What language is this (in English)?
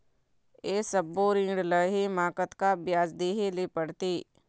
Chhattisgarhi